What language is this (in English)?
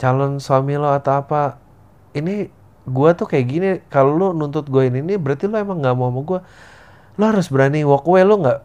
Indonesian